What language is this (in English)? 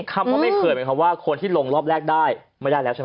Thai